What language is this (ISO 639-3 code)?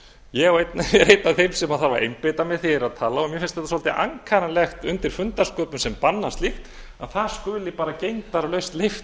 isl